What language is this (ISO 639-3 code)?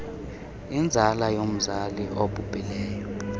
xho